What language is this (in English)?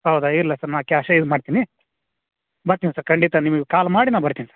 Kannada